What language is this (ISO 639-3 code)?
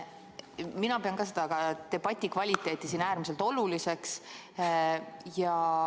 est